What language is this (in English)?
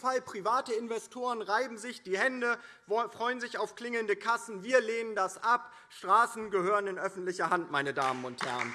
German